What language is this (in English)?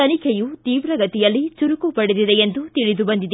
Kannada